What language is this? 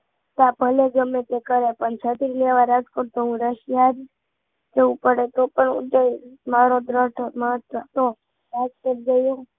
Gujarati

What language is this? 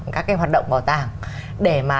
Vietnamese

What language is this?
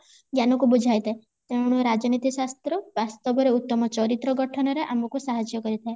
Odia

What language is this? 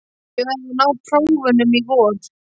Icelandic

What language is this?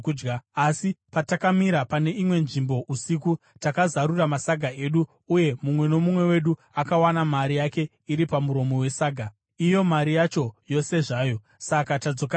Shona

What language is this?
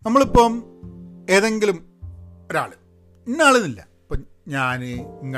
Malayalam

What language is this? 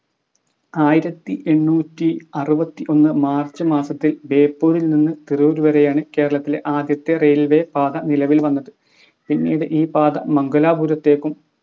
Malayalam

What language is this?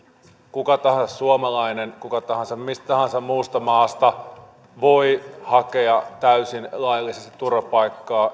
Finnish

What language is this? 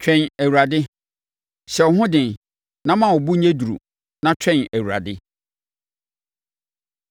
Akan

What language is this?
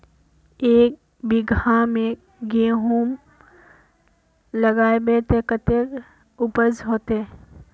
Magahi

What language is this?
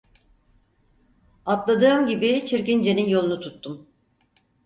Turkish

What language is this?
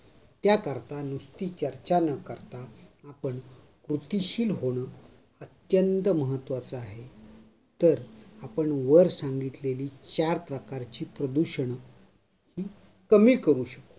Marathi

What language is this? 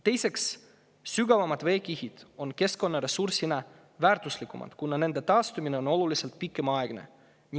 Estonian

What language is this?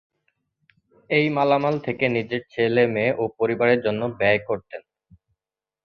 Bangla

